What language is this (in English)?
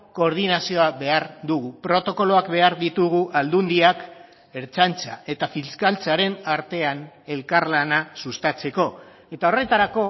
Basque